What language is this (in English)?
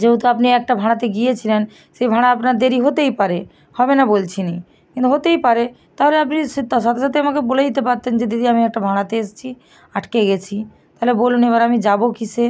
Bangla